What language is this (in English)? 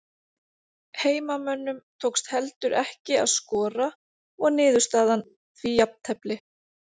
Icelandic